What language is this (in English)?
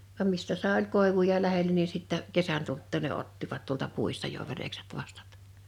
Finnish